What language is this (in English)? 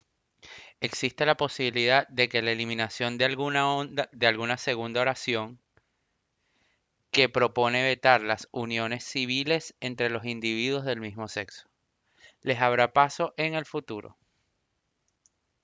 Spanish